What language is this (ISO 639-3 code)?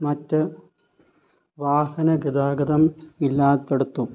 mal